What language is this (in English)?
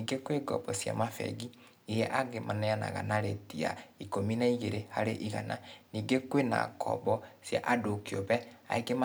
Kikuyu